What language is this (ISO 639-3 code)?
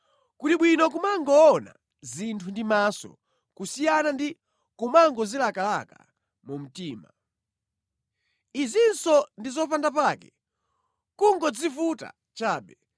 nya